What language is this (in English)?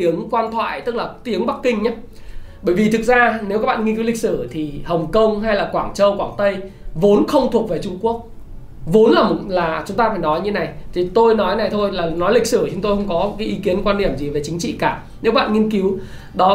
Vietnamese